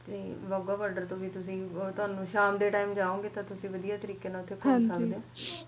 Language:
Punjabi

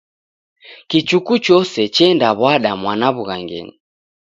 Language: Taita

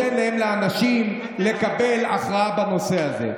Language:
Hebrew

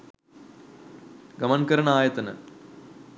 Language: Sinhala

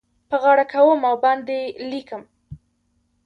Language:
Pashto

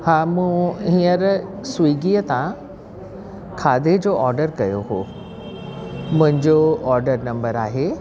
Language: Sindhi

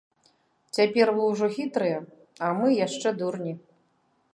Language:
Belarusian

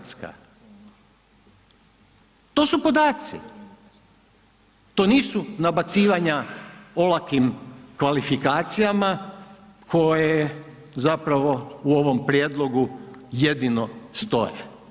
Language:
Croatian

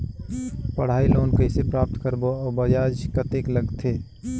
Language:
Chhattisgarhi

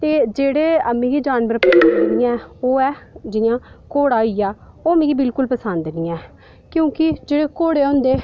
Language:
Dogri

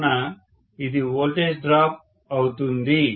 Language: Telugu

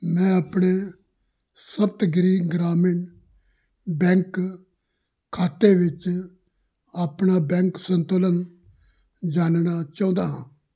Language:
Punjabi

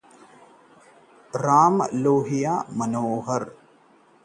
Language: Hindi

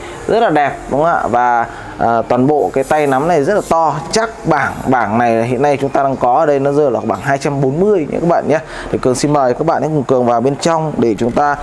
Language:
Vietnamese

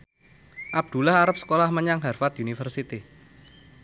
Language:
Javanese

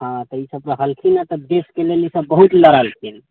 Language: Maithili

